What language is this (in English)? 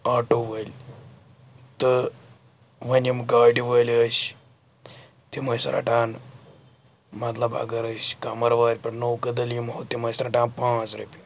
Kashmiri